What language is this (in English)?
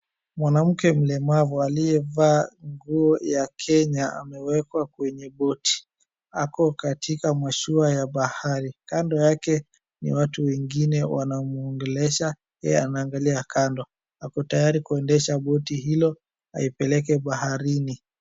Swahili